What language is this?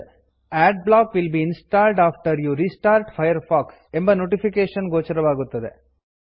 Kannada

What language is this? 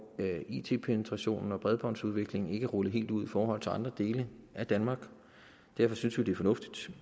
Danish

